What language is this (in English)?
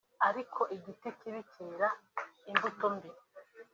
Kinyarwanda